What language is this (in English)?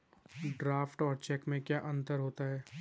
Hindi